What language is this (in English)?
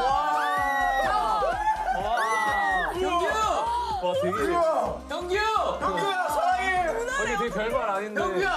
Korean